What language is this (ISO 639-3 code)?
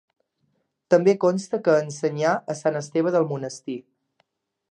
cat